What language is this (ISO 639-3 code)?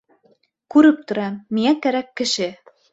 bak